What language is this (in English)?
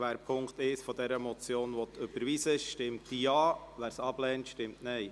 Swiss German